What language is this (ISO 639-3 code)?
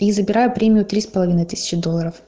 rus